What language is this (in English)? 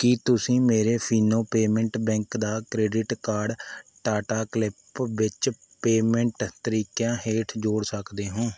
Punjabi